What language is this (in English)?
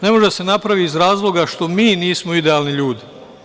Serbian